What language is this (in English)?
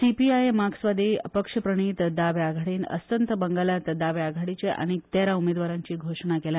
Konkani